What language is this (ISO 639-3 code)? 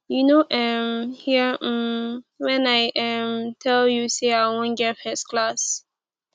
pcm